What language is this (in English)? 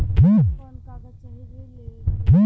Bhojpuri